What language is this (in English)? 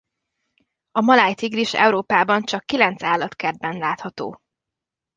Hungarian